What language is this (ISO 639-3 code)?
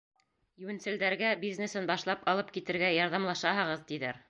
bak